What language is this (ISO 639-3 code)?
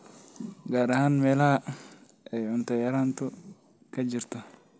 som